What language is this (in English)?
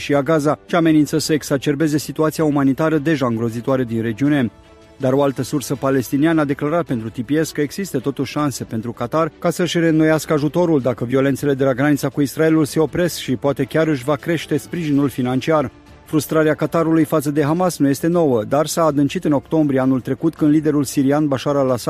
Romanian